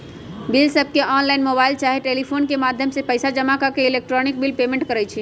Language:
Magahi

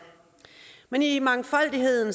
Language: Danish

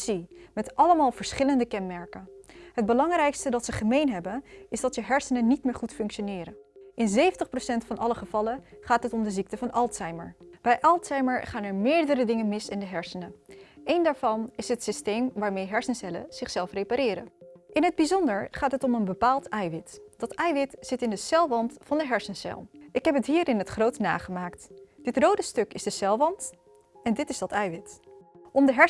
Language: Dutch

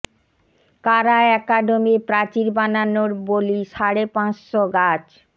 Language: Bangla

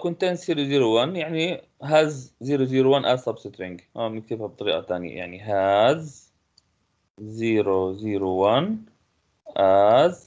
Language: Arabic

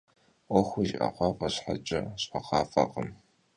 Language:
Kabardian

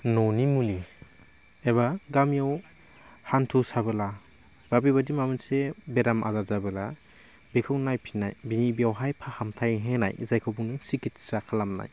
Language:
Bodo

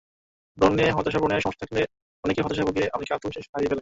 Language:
Bangla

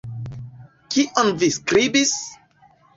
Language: Esperanto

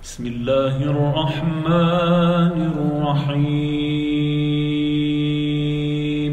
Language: Arabic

